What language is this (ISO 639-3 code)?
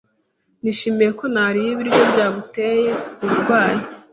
kin